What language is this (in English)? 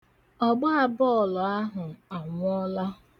Igbo